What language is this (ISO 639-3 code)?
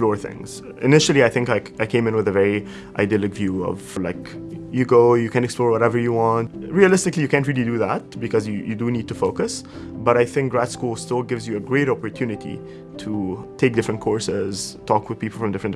eng